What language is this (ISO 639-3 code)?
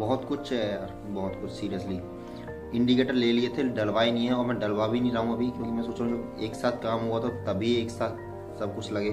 hin